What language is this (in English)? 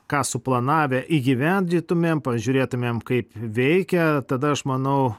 Lithuanian